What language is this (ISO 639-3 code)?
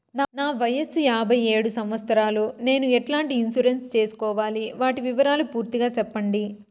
tel